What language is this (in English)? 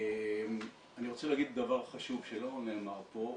Hebrew